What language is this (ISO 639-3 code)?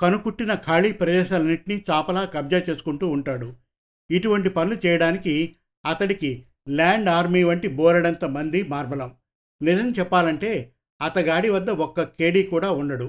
tel